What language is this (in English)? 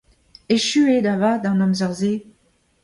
Breton